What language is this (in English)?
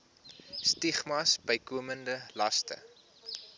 Afrikaans